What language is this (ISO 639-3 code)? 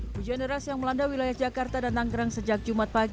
ind